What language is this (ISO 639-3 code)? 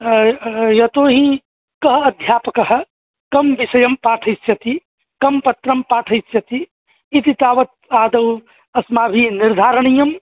san